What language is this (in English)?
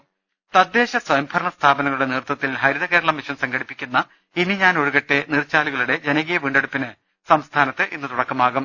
Malayalam